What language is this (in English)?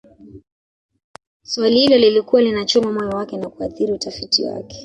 Swahili